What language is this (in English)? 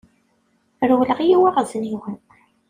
Kabyle